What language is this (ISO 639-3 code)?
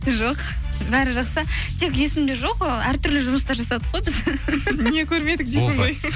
kaz